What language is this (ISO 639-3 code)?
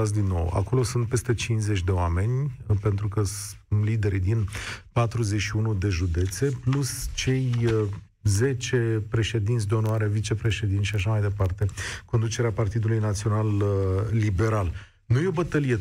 ron